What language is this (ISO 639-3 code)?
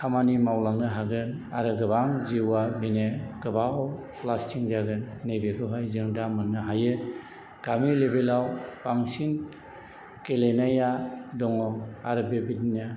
brx